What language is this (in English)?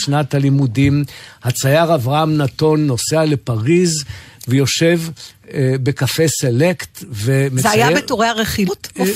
Hebrew